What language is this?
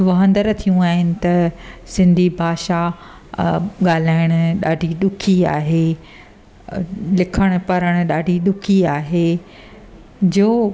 Sindhi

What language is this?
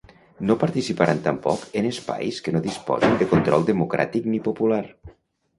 Catalan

